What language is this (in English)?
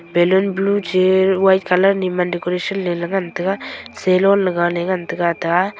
Wancho Naga